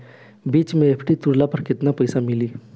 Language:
Bhojpuri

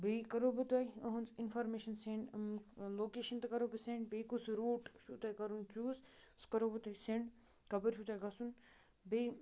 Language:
Kashmiri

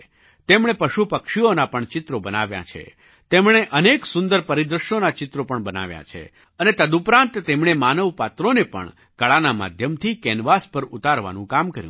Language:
Gujarati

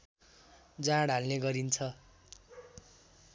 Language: Nepali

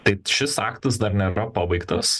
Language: Lithuanian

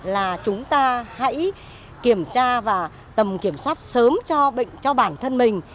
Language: Vietnamese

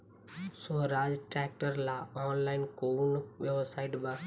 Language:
Bhojpuri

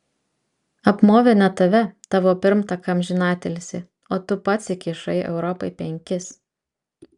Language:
Lithuanian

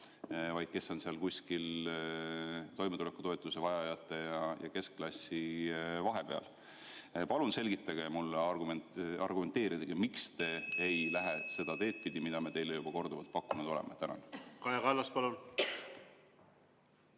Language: Estonian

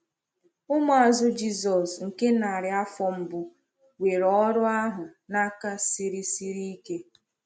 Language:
Igbo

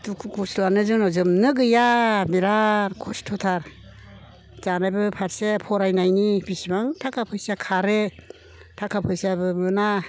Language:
Bodo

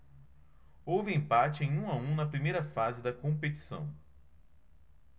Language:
Portuguese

